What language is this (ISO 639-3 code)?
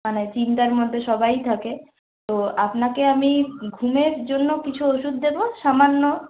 ben